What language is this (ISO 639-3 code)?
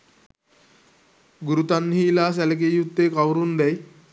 sin